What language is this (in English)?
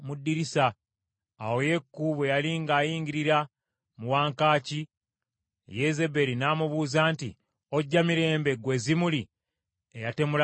Ganda